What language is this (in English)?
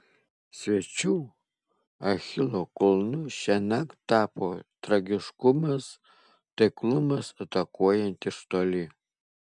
Lithuanian